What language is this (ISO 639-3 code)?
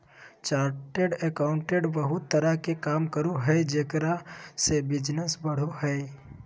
mag